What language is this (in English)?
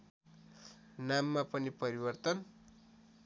Nepali